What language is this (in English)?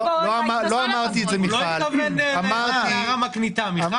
Hebrew